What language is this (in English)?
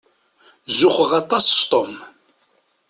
Kabyle